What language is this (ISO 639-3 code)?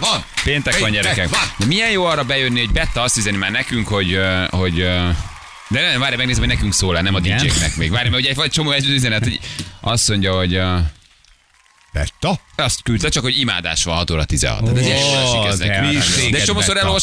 hun